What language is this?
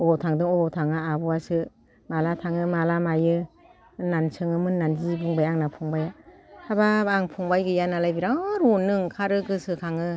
Bodo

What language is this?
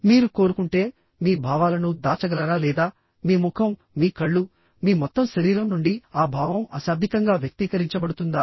Telugu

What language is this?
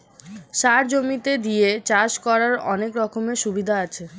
Bangla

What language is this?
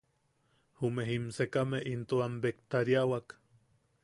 Yaqui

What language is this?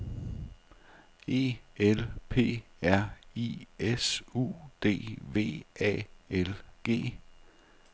Danish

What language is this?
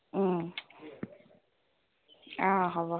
Assamese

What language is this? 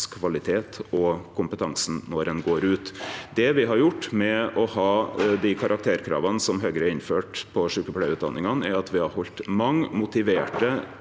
Norwegian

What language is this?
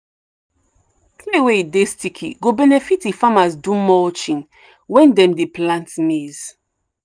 Nigerian Pidgin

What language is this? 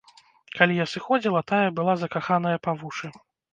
Belarusian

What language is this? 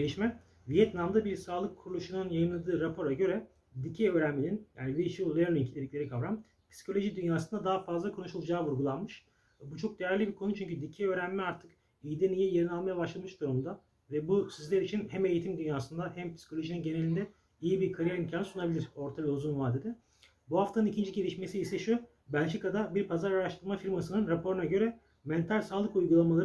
Turkish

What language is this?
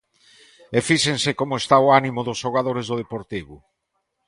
Galician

